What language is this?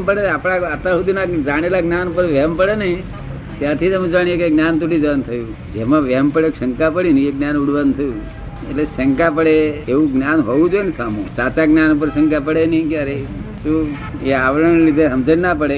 Gujarati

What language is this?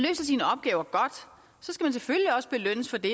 Danish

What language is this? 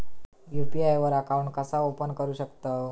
Marathi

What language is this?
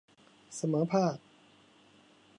Thai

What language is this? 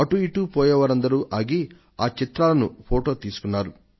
Telugu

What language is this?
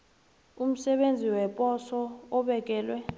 South Ndebele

